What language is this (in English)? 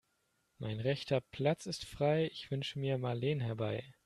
German